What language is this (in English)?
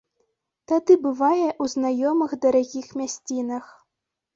Belarusian